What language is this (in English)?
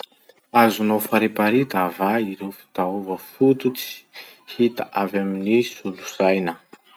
Masikoro Malagasy